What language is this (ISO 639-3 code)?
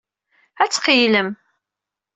kab